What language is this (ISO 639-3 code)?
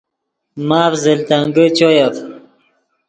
ydg